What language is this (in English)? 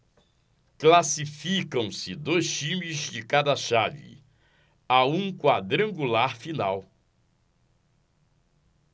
Portuguese